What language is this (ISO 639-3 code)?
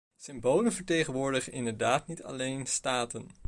nld